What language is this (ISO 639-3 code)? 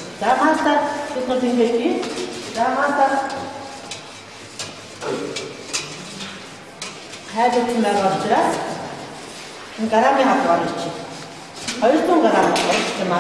ukr